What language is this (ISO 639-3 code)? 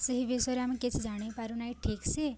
ori